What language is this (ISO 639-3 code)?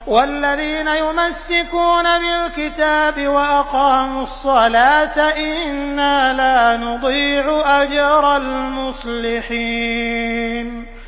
ara